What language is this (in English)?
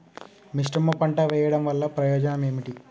Telugu